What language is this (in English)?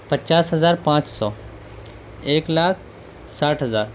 Urdu